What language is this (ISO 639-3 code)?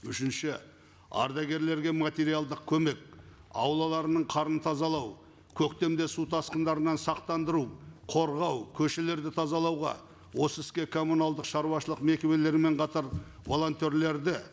kaz